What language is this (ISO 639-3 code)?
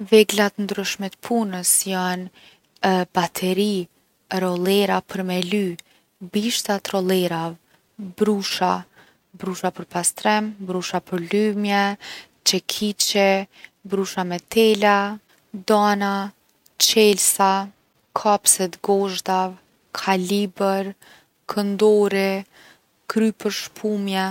aln